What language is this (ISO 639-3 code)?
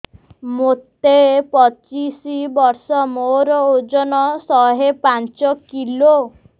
ori